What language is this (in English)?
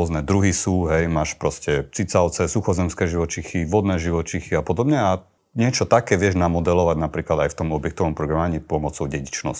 Slovak